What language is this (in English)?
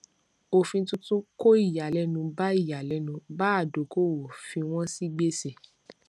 Yoruba